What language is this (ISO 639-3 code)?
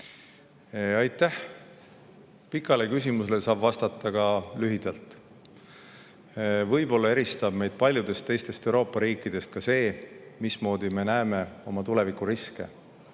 est